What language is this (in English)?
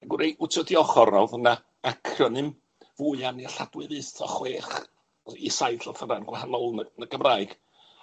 Welsh